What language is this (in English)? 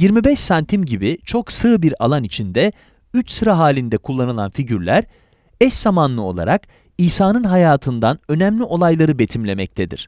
Turkish